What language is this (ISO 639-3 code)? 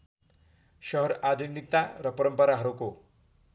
nep